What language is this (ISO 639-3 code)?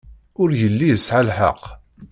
kab